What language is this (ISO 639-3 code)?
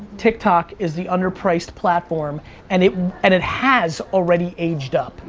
eng